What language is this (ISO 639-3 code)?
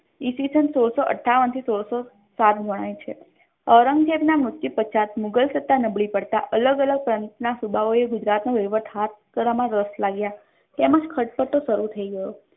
guj